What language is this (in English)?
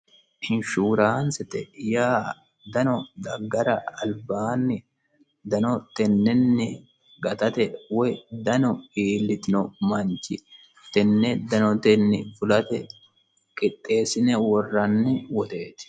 Sidamo